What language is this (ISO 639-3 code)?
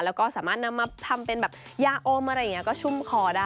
tha